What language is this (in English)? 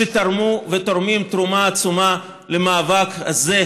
Hebrew